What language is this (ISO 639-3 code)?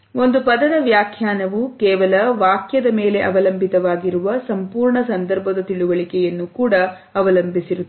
kan